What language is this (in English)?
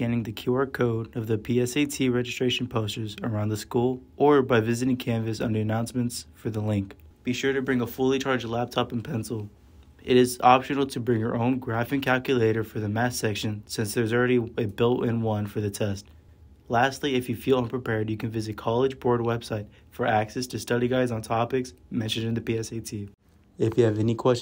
English